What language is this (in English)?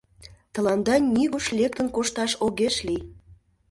Mari